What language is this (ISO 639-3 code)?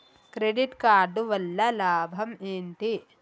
tel